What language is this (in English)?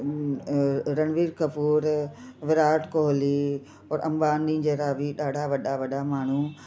Sindhi